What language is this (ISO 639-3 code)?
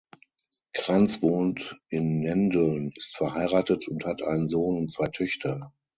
deu